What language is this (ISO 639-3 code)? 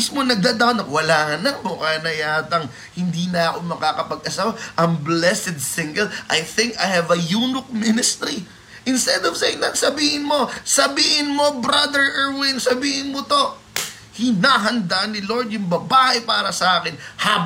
fil